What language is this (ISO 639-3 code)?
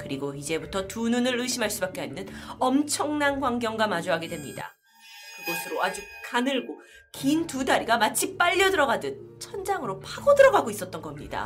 kor